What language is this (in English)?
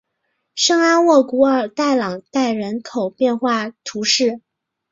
Chinese